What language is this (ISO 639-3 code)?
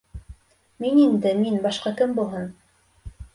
bak